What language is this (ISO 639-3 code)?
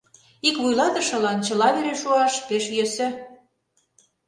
chm